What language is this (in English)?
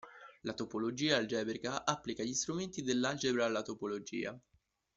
Italian